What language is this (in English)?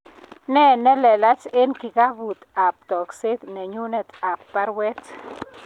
Kalenjin